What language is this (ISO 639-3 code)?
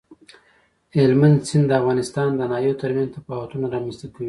pus